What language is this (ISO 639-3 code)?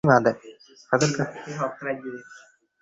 ben